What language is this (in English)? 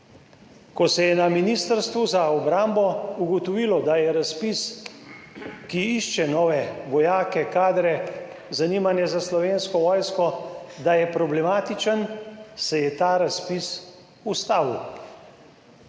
Slovenian